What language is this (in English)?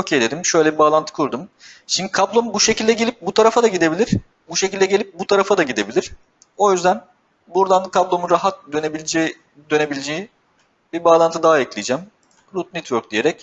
Turkish